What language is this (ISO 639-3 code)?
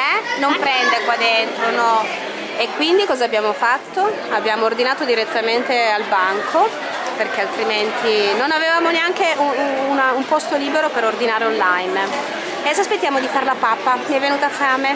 ita